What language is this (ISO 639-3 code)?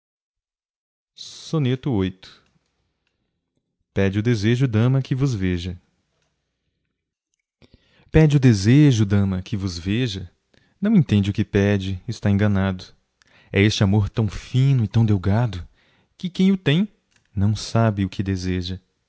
por